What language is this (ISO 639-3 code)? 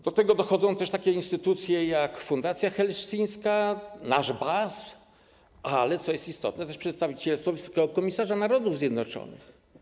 pol